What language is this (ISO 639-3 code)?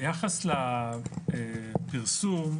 heb